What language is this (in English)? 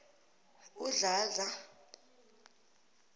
South Ndebele